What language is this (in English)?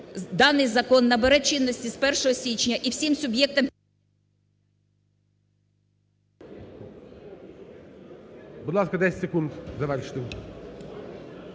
Ukrainian